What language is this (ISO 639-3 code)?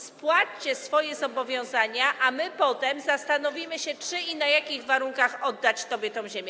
pol